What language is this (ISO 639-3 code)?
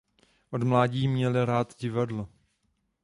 ces